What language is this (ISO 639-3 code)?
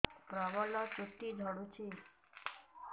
ori